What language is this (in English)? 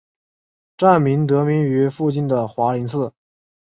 Chinese